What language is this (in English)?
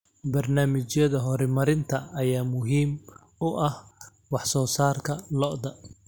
Somali